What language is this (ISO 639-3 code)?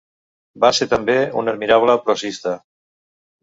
cat